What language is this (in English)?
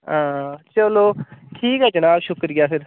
Dogri